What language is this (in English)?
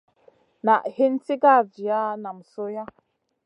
Masana